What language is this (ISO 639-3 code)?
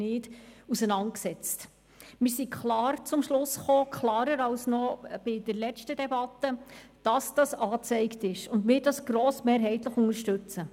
gsw